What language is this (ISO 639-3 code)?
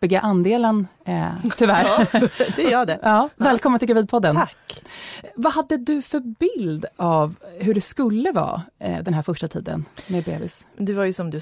swe